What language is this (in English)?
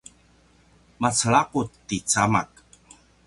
Paiwan